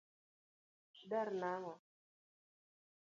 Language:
Luo (Kenya and Tanzania)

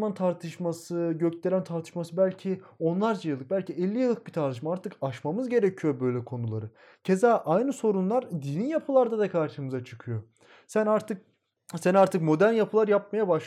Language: Turkish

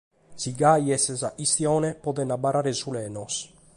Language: Sardinian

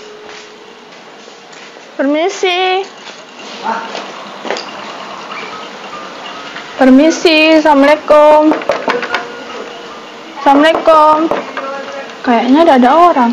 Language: Indonesian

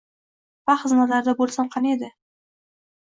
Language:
Uzbek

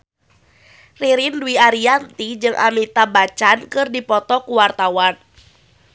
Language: Sundanese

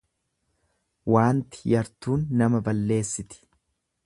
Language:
Oromo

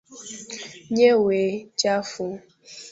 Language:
Swahili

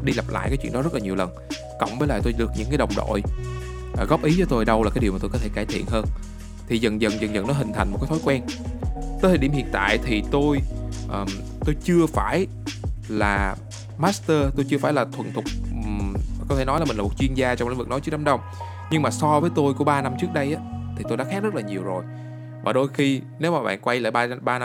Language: Vietnamese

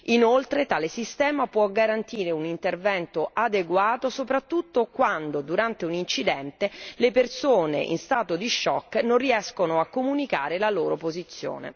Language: Italian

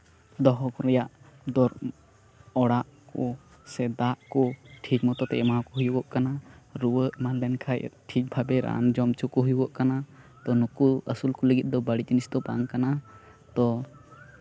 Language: Santali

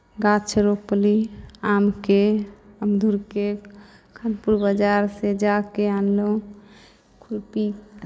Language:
Maithili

